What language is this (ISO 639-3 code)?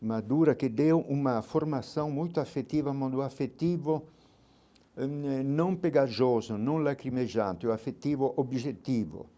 por